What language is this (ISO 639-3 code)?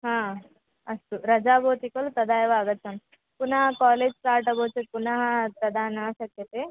san